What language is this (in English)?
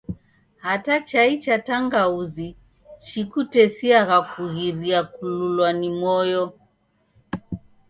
Taita